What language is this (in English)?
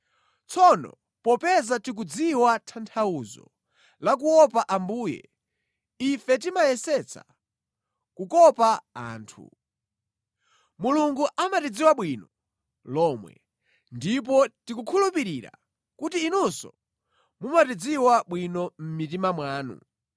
Nyanja